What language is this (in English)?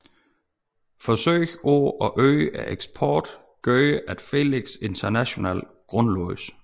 Danish